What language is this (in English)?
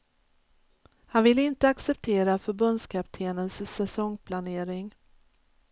Swedish